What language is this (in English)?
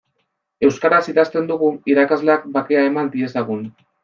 Basque